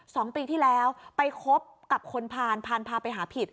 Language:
Thai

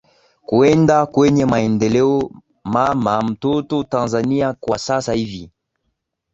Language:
Swahili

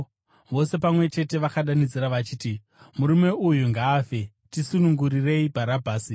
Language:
Shona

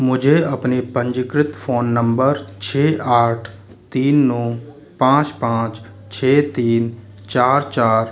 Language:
Hindi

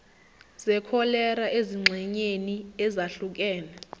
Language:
Zulu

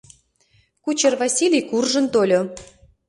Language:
Mari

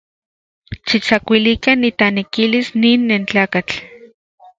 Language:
Central Puebla Nahuatl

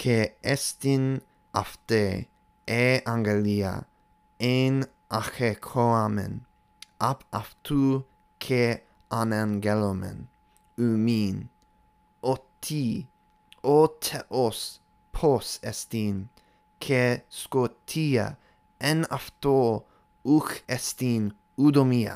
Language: Greek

